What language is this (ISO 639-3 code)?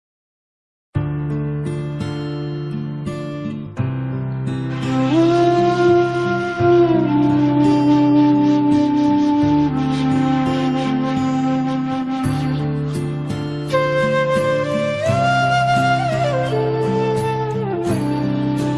eng